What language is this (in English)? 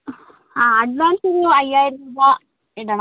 Malayalam